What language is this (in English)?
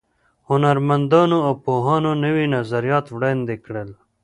Pashto